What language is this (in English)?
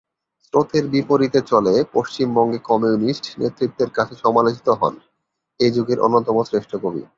Bangla